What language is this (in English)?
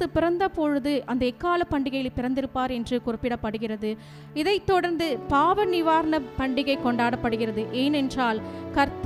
Tamil